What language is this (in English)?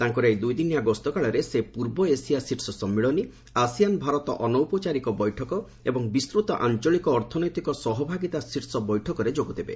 Odia